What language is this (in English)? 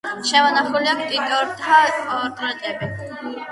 Georgian